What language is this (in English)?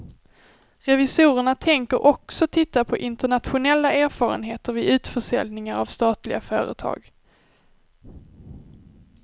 Swedish